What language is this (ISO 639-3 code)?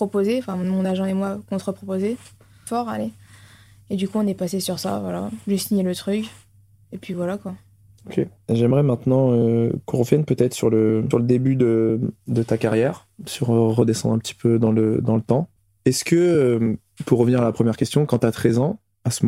fra